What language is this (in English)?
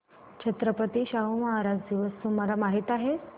Marathi